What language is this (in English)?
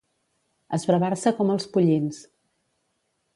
Catalan